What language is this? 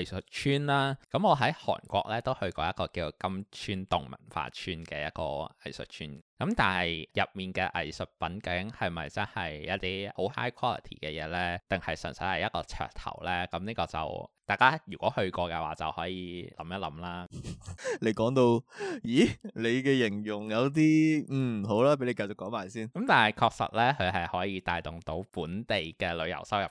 Chinese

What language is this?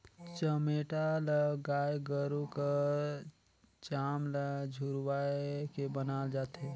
Chhattisgarhi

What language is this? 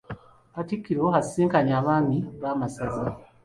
Ganda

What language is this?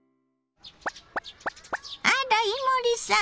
Japanese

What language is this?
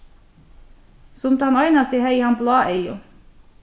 Faroese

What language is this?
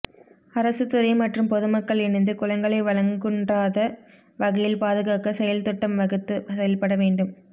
Tamil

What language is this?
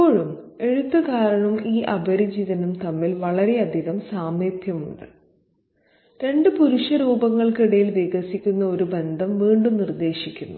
Malayalam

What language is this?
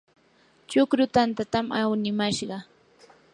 Yanahuanca Pasco Quechua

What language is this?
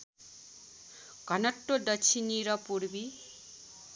Nepali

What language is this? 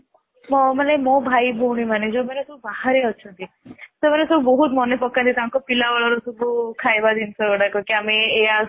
Odia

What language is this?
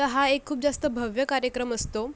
Marathi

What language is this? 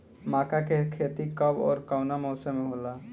Bhojpuri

